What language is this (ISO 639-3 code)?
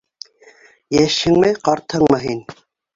bak